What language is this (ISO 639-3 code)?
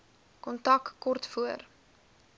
afr